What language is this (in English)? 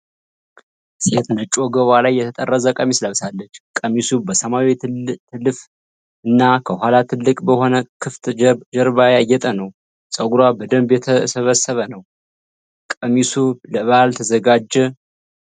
Amharic